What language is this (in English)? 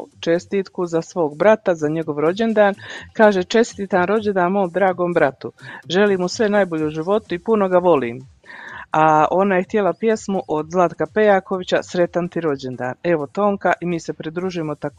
Croatian